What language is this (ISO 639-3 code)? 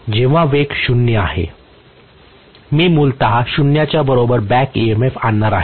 mar